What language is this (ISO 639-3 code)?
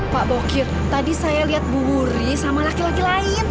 ind